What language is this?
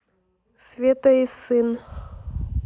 Russian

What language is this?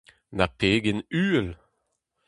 Breton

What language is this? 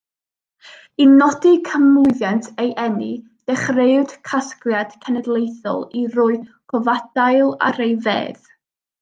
Welsh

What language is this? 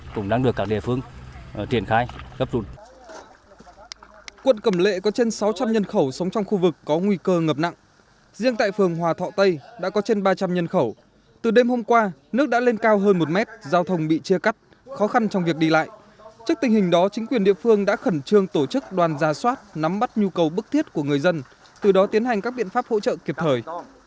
Vietnamese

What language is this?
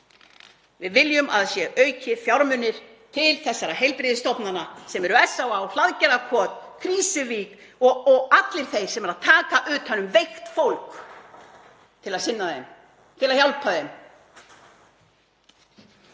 Icelandic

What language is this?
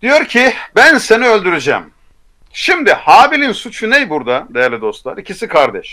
Turkish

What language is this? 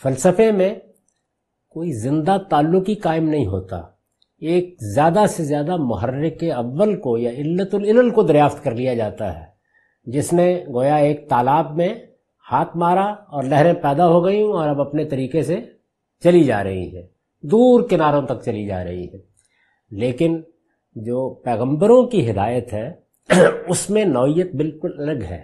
Urdu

